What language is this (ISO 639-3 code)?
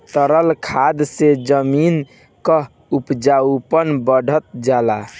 bho